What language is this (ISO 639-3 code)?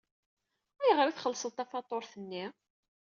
kab